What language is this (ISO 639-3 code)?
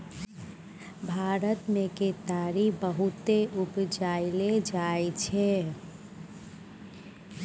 mai